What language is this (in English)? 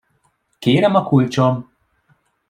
Hungarian